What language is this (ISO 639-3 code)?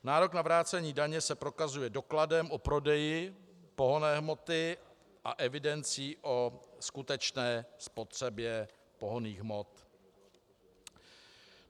ces